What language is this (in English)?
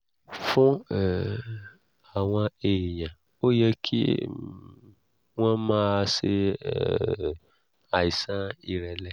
Yoruba